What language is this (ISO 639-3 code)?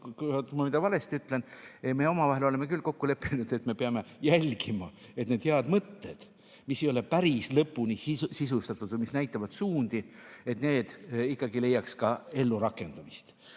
est